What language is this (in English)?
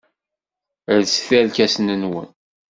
Kabyle